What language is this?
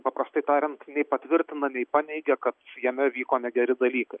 Lithuanian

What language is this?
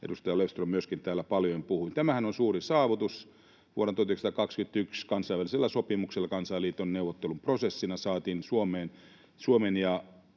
Finnish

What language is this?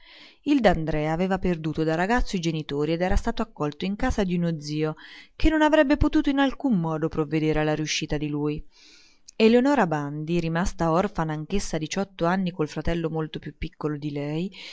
Italian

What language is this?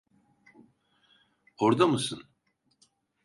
Turkish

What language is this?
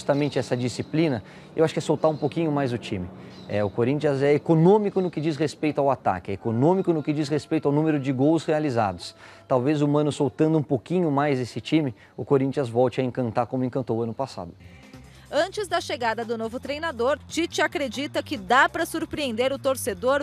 Portuguese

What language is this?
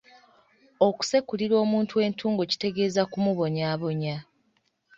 Ganda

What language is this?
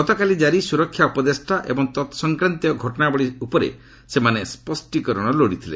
Odia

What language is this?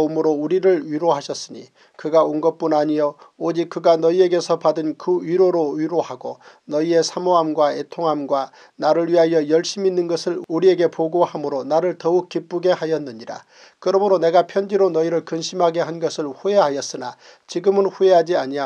Korean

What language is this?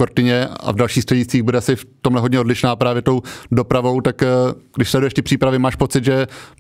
Czech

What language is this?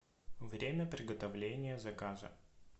Russian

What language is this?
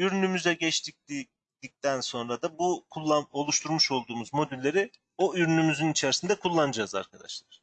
Turkish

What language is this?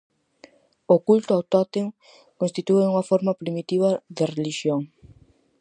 Galician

